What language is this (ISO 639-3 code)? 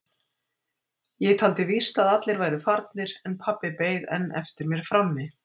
isl